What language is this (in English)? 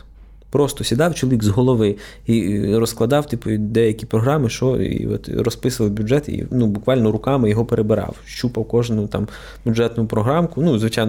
Ukrainian